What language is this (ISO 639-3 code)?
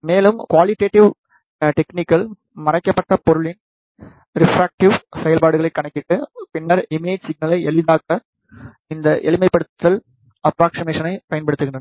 tam